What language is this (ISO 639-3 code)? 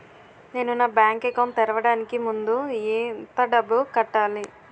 tel